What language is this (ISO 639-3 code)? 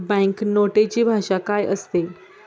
mar